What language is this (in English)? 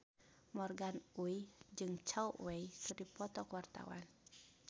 Sundanese